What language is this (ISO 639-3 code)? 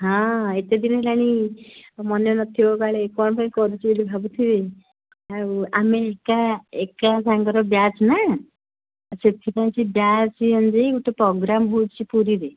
ori